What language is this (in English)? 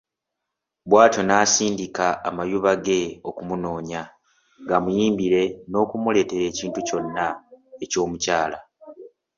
Ganda